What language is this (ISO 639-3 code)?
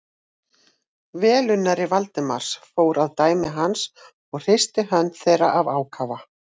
isl